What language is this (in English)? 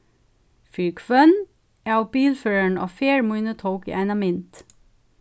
Faroese